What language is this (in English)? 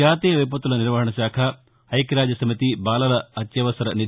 Telugu